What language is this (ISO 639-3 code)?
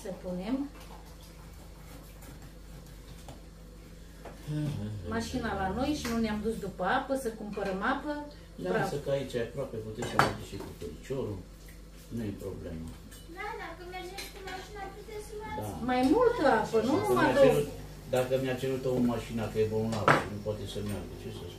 ron